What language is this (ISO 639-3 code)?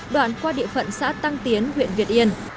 vie